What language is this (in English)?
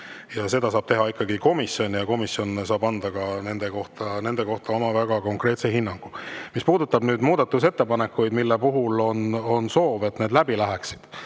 Estonian